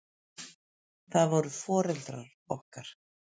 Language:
Icelandic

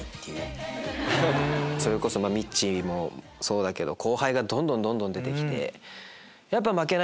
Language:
Japanese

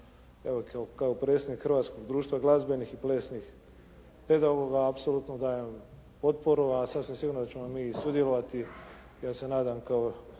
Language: Croatian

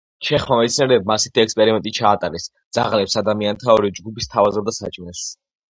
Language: Georgian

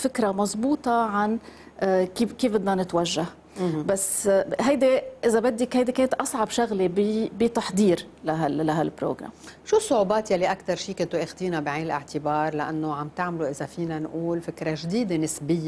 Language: Arabic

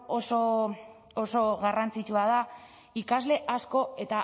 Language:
Basque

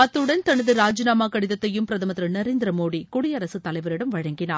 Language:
Tamil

